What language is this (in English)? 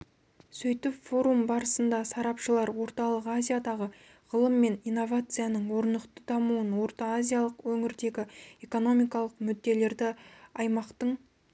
Kazakh